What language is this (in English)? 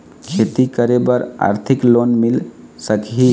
Chhattisgarhi